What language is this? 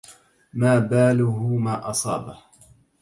Arabic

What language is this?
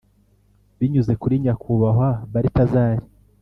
Kinyarwanda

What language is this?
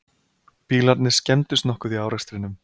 Icelandic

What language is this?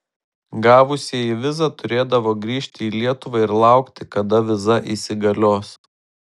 Lithuanian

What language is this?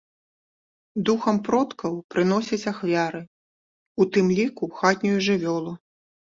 Belarusian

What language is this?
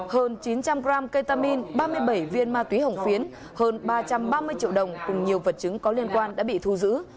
Vietnamese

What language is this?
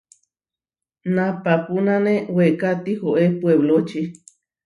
Huarijio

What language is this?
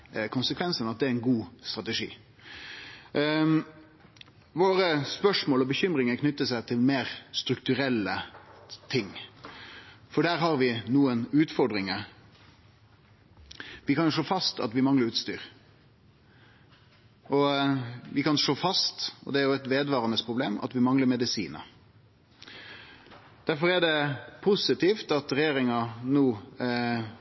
Norwegian Nynorsk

